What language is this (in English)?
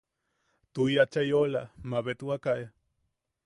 Yaqui